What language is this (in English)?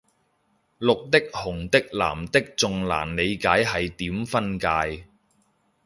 Cantonese